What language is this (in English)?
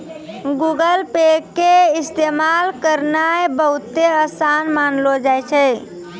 Maithili